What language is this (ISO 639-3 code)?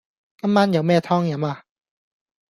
yue